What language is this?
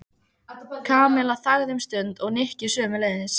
Icelandic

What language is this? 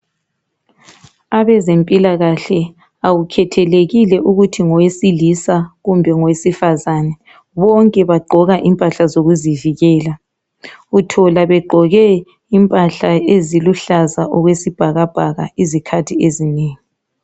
North Ndebele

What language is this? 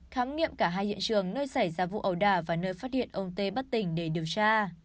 Vietnamese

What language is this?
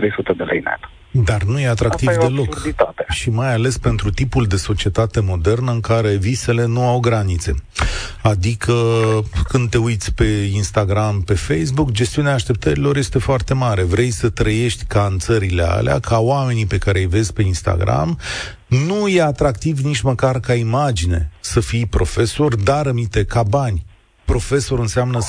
Romanian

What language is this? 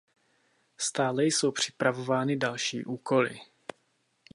Czech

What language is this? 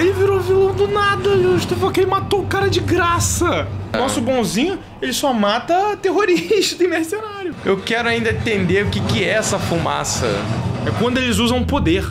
Portuguese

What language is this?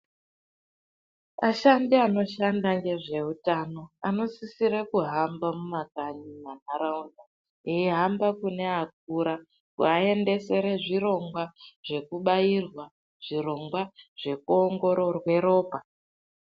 Ndau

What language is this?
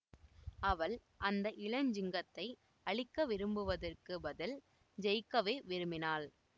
Tamil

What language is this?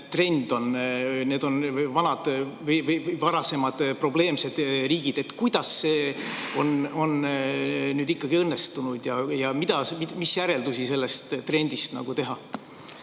Estonian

